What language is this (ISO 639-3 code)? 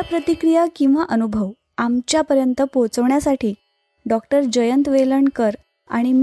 mar